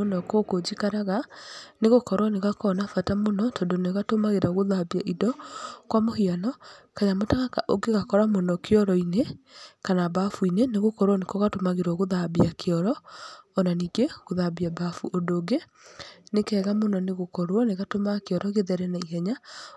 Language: Kikuyu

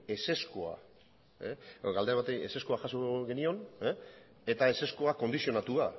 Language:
Basque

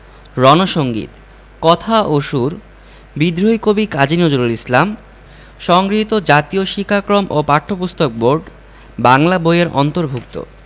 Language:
Bangla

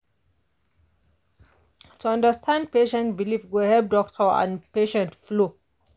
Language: Nigerian Pidgin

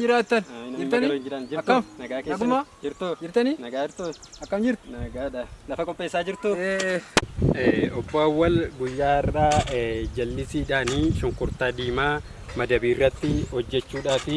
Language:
Indonesian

